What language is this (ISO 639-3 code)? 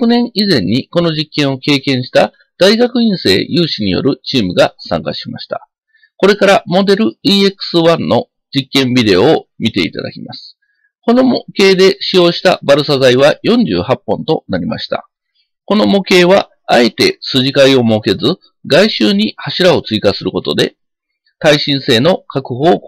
jpn